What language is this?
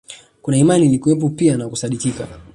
Swahili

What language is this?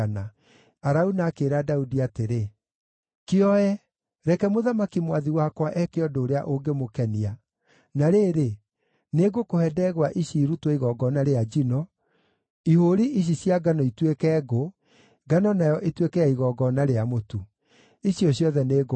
Kikuyu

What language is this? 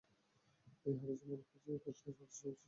Bangla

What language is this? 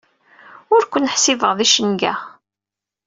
Kabyle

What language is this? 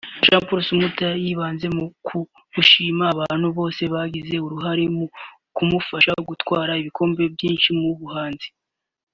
Kinyarwanda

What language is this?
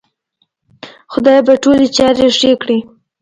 Pashto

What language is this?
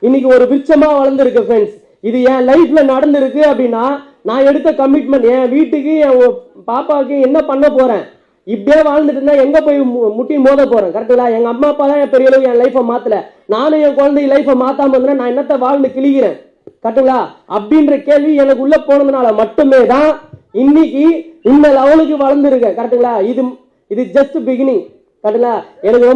Tamil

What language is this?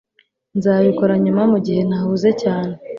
Kinyarwanda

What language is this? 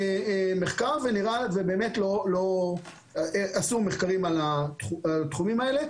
Hebrew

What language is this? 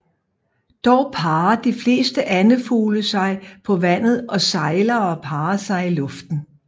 Danish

